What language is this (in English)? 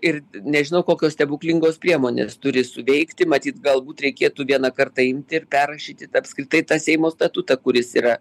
Lithuanian